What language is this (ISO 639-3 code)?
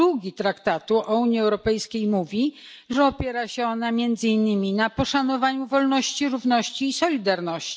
pol